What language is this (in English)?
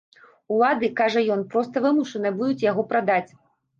Belarusian